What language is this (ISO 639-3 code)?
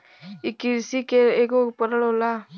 bho